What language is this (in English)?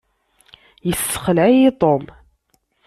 Kabyle